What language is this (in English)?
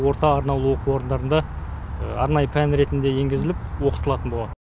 Kazakh